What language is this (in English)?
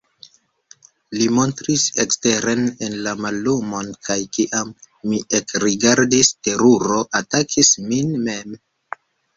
Esperanto